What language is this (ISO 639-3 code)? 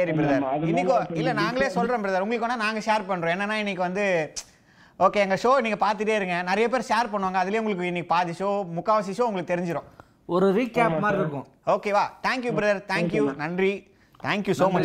tam